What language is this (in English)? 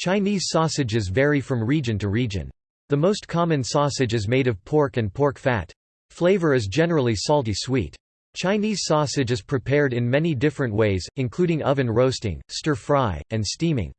English